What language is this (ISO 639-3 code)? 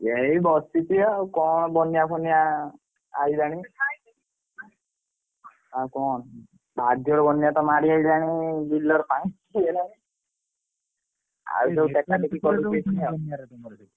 ori